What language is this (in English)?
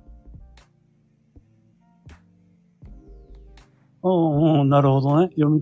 Japanese